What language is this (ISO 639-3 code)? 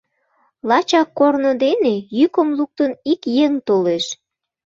chm